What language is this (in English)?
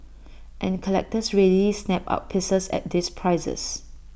English